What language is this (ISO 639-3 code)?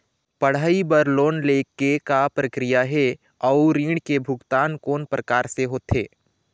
hne